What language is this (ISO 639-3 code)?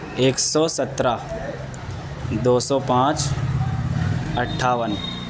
urd